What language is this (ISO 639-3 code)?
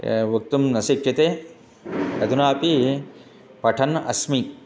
san